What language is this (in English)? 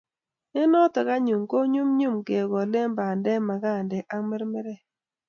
Kalenjin